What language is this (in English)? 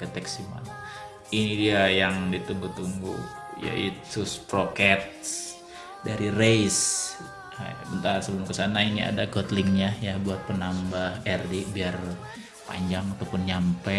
Indonesian